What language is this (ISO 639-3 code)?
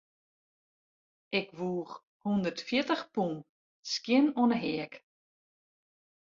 fry